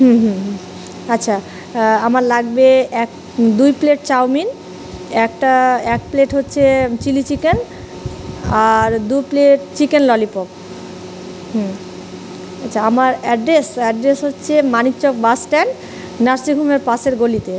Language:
Bangla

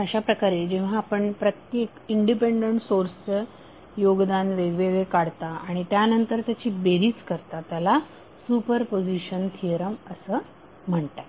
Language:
Marathi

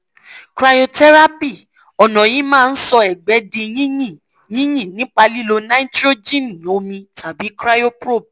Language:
Yoruba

